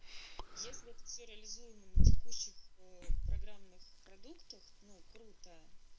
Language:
Russian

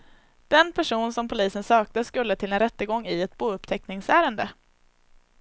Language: Swedish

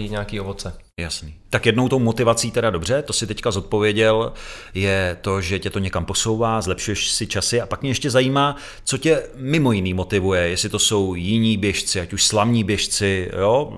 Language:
Czech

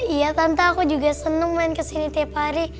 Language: Indonesian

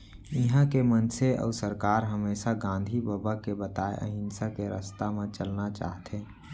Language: Chhattisgarhi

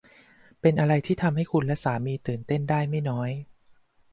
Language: Thai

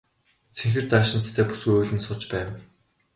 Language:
Mongolian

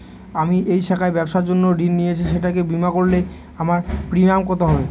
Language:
Bangla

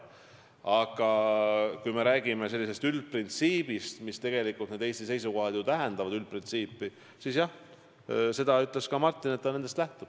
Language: Estonian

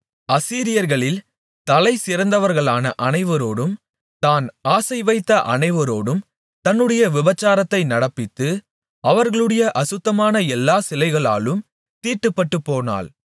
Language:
Tamil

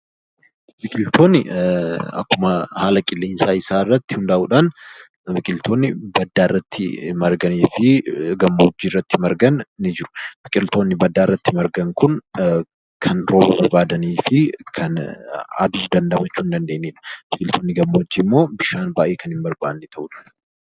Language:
Oromo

